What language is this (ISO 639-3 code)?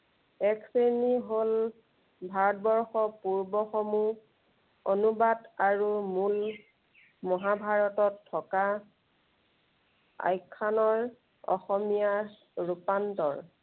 asm